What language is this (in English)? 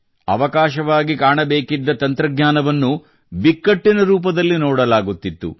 Kannada